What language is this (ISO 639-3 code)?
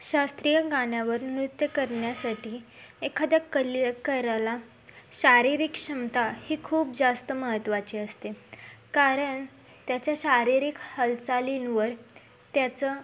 mar